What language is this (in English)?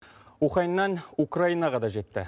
Kazakh